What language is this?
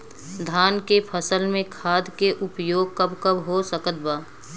Bhojpuri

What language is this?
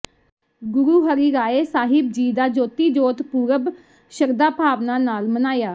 Punjabi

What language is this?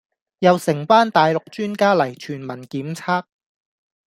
Cantonese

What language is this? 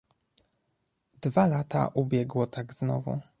Polish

